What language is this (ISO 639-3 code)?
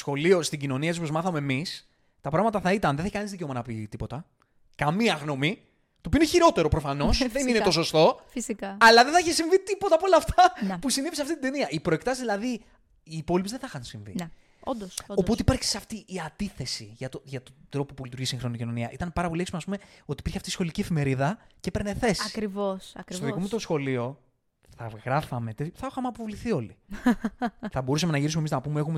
ell